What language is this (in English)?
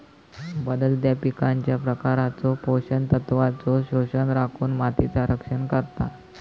Marathi